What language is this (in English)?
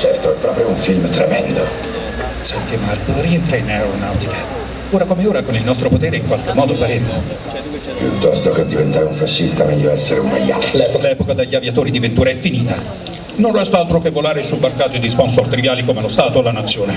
Italian